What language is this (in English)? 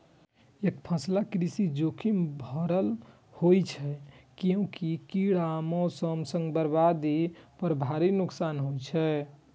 Maithili